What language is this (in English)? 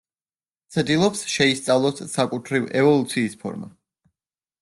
Georgian